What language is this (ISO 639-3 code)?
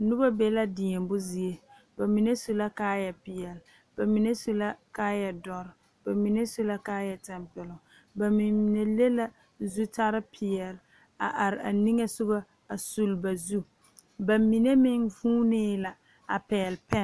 dga